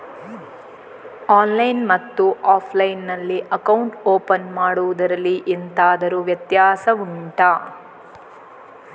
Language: Kannada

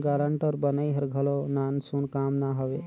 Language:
Chhattisgarhi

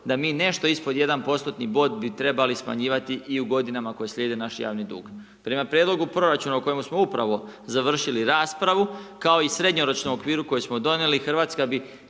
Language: Croatian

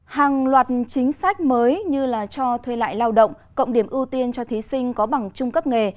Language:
Vietnamese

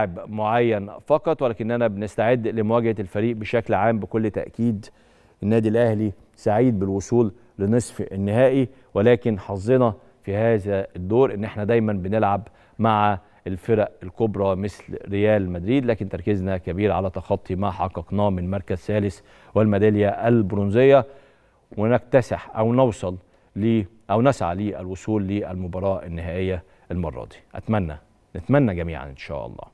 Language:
Arabic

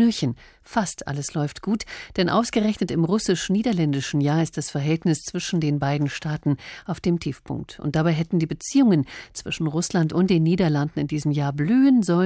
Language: German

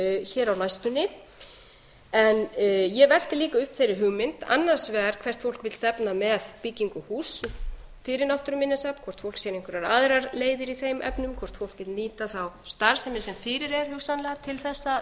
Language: Icelandic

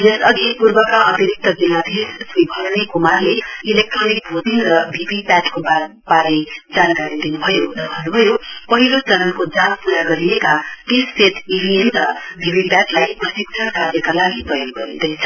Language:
Nepali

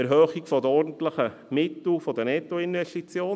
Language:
Swiss German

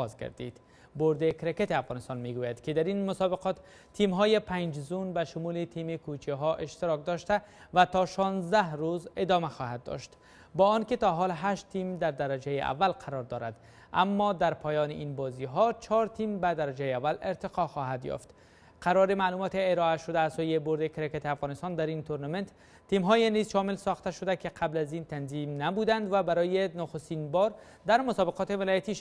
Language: Persian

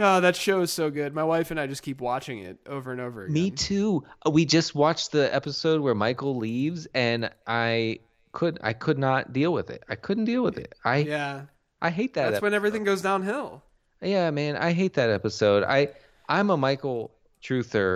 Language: English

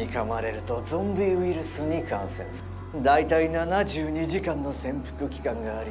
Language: Korean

